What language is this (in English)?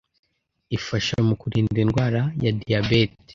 Kinyarwanda